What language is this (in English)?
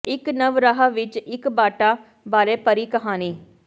Punjabi